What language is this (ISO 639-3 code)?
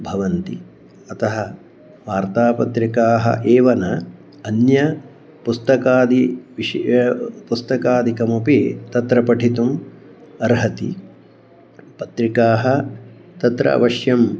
san